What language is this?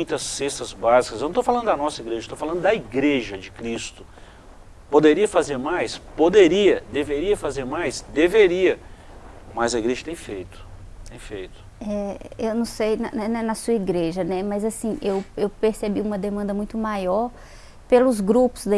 Portuguese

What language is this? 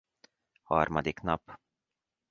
Hungarian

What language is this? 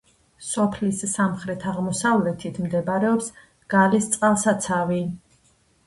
Georgian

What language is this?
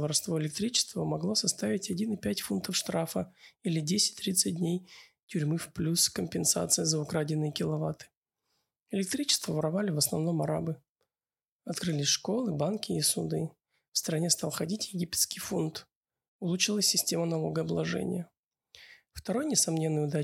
Russian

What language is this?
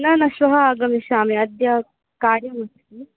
Sanskrit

